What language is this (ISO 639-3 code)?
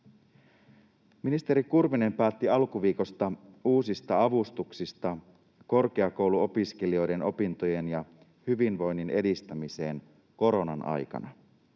fin